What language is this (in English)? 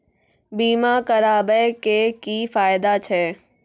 Maithili